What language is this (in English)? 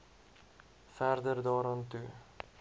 Afrikaans